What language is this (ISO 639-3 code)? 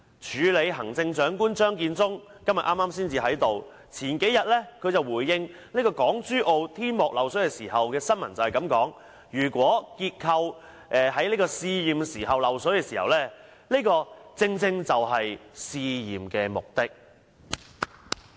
yue